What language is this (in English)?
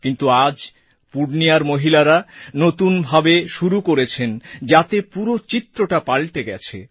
Bangla